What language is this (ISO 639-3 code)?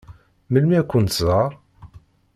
kab